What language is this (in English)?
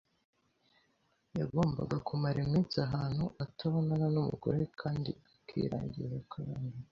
Kinyarwanda